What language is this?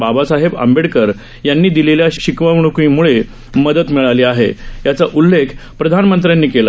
Marathi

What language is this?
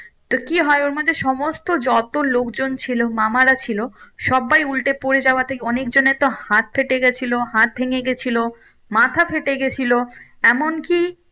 Bangla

